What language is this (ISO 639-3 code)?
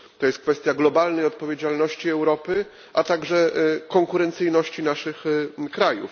pol